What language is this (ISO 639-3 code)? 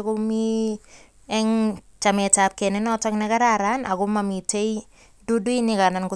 kln